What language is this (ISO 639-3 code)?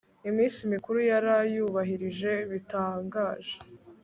kin